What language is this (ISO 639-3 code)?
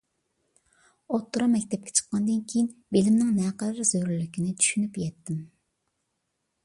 uig